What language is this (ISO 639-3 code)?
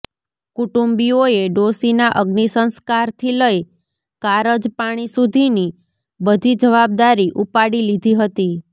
guj